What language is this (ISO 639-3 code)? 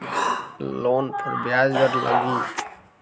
mag